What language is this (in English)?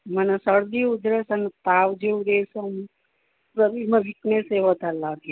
Gujarati